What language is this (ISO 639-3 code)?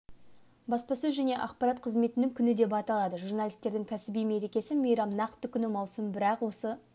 kaz